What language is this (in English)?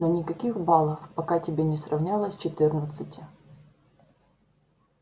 Russian